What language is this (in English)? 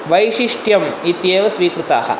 Sanskrit